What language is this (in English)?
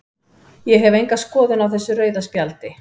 Icelandic